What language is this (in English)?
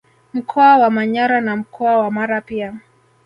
Swahili